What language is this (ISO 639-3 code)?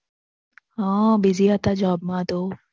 guj